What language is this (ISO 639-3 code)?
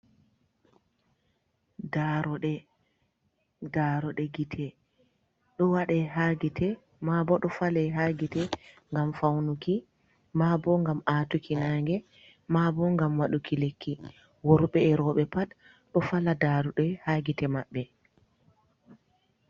ful